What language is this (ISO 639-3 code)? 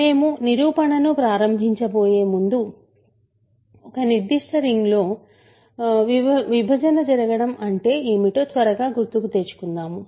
tel